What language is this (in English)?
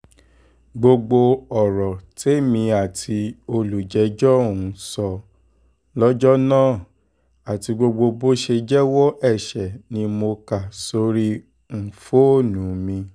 Yoruba